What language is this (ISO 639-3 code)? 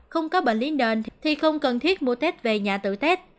vie